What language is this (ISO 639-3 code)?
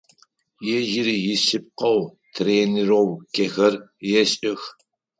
ady